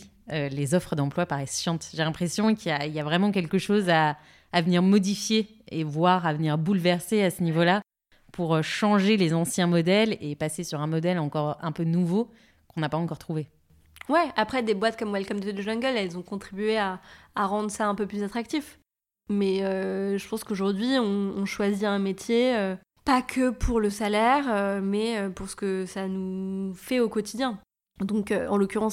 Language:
French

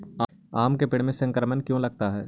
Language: Magahi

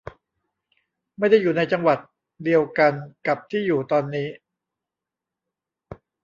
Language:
Thai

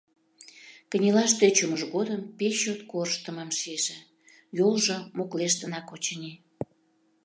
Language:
Mari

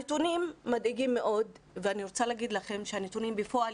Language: Hebrew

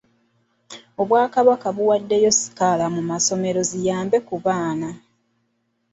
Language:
Ganda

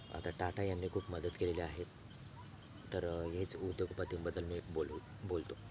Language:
Marathi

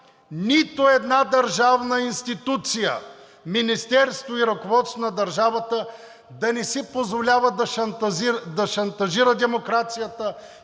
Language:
Bulgarian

